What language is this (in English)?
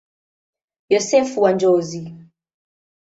Swahili